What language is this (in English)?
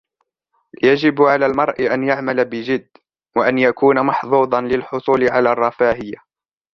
Arabic